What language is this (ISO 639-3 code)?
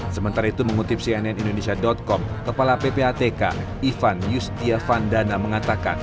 ind